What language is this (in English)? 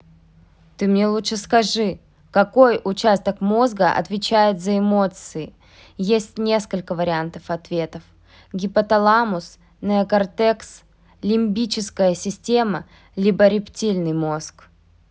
Russian